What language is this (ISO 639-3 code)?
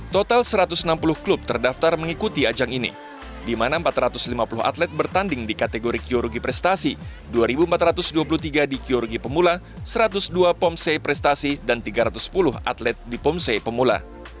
ind